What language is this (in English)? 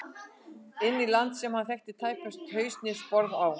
Icelandic